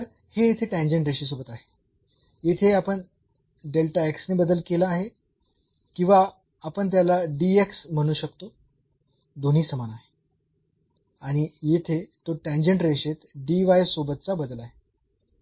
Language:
Marathi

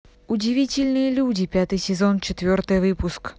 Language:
Russian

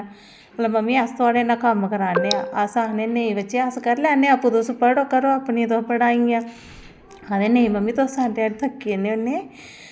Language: Dogri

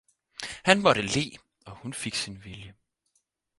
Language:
Danish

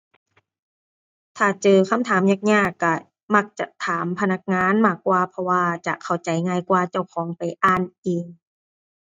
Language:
Thai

